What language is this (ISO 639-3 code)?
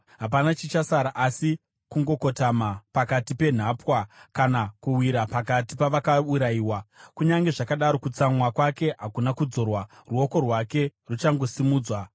sna